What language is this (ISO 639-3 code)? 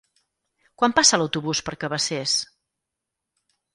cat